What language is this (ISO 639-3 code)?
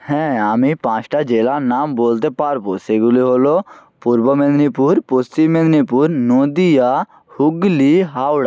ben